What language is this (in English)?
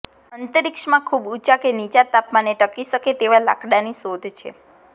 Gujarati